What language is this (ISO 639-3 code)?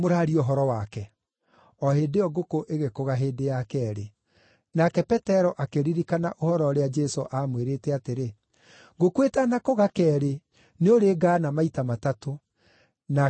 kik